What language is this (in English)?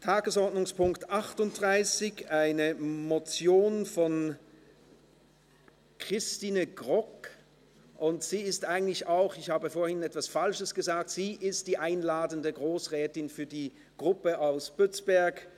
Swiss German